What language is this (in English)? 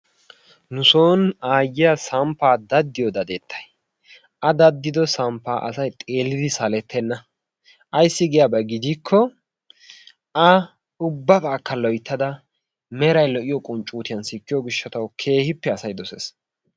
Wolaytta